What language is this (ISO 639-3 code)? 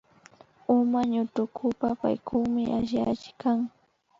qvi